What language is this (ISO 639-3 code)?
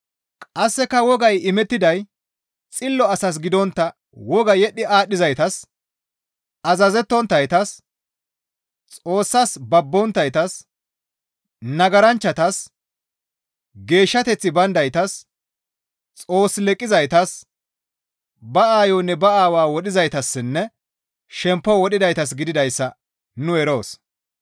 gmv